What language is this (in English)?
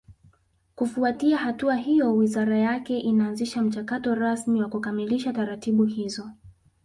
Swahili